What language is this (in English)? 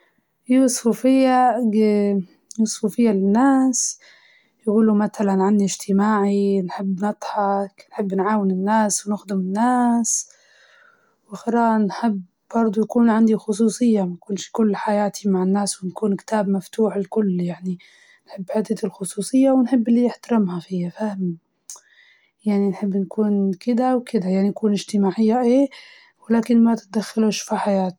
Libyan Arabic